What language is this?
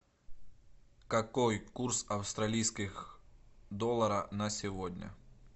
Russian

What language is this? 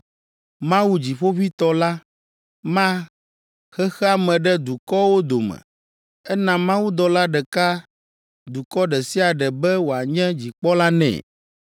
Ewe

